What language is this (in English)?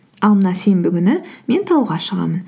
Kazakh